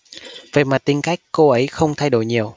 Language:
Vietnamese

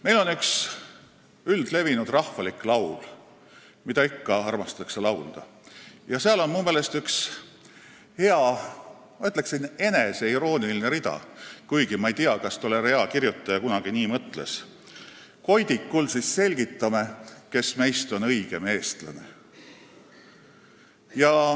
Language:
Estonian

